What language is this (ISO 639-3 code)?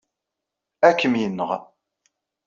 kab